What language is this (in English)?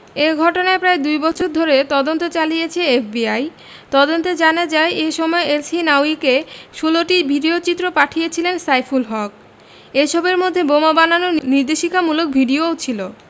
Bangla